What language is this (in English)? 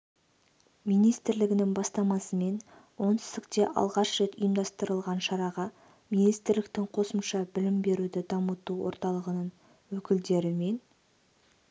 Kazakh